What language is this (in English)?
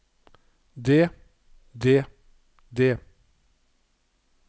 Norwegian